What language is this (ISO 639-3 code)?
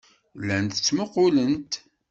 kab